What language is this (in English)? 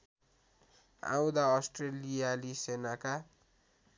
Nepali